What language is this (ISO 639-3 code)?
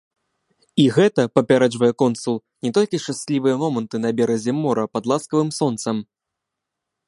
bel